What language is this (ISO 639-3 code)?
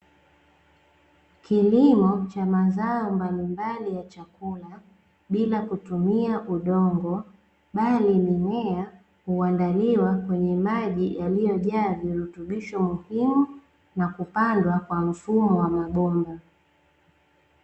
swa